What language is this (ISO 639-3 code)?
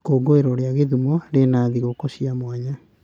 kik